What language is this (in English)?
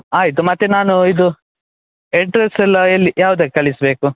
Kannada